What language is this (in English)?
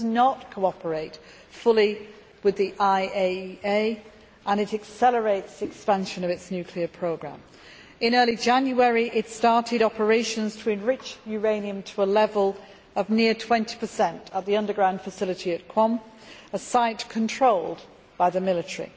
English